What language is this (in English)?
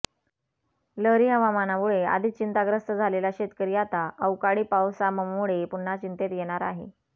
Marathi